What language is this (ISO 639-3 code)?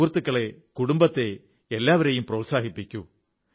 mal